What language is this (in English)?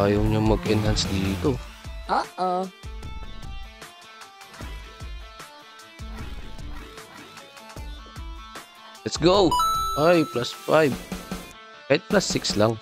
Filipino